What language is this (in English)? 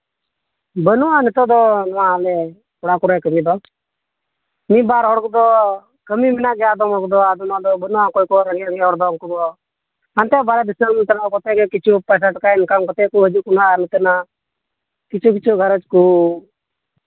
Santali